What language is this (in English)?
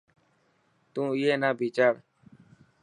Dhatki